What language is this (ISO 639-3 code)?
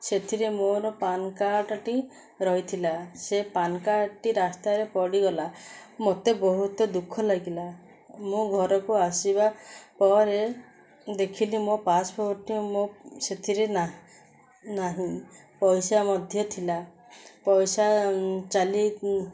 ori